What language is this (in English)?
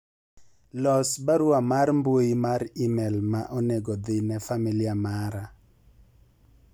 Luo (Kenya and Tanzania)